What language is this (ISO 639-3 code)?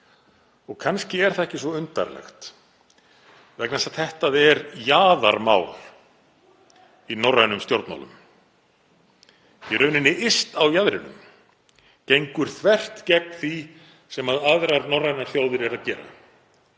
isl